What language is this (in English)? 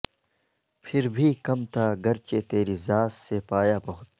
Urdu